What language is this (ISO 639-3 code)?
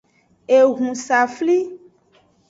ajg